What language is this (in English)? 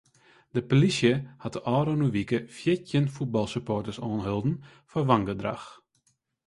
Western Frisian